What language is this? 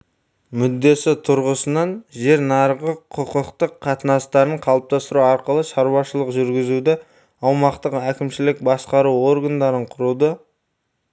Kazakh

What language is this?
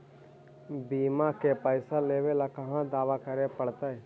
Magahi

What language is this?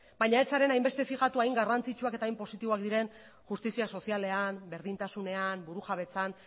Basque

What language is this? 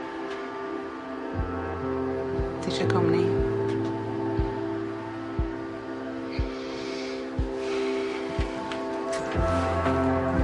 Welsh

